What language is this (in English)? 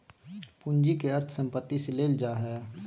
Magahi